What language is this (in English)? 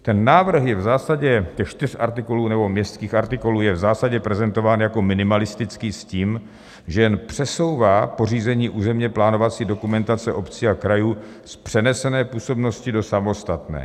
Czech